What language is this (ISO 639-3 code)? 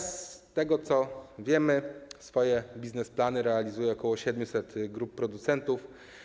pol